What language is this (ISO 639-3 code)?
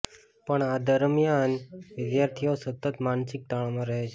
guj